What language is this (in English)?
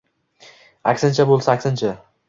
Uzbek